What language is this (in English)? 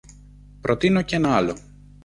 Greek